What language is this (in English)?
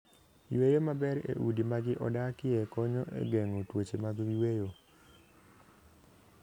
Luo (Kenya and Tanzania)